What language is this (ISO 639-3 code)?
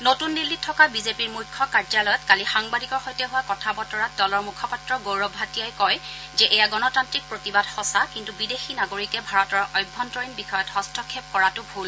asm